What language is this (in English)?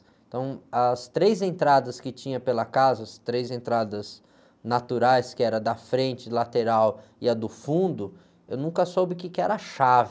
Portuguese